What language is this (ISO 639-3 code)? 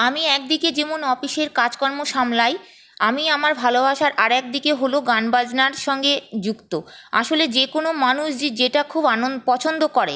ben